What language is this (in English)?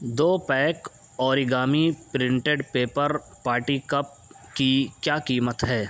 Urdu